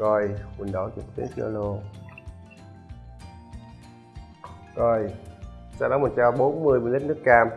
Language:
Vietnamese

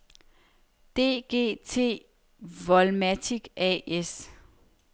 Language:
Danish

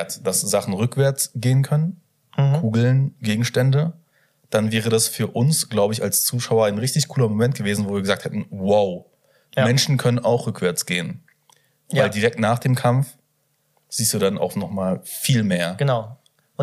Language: German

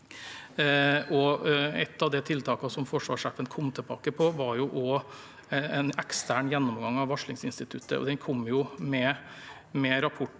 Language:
Norwegian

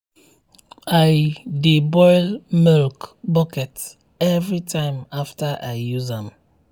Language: Nigerian Pidgin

